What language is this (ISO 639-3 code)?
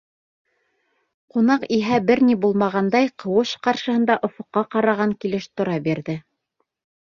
bak